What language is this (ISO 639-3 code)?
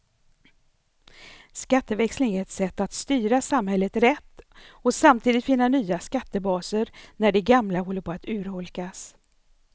swe